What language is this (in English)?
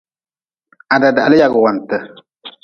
Nawdm